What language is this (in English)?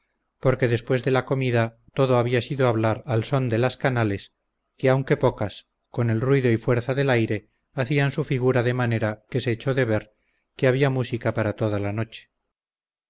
Spanish